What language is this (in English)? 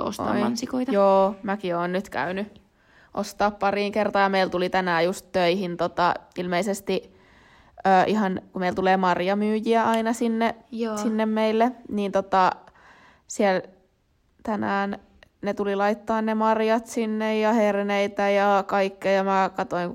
Finnish